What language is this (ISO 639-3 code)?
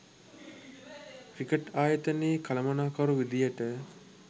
sin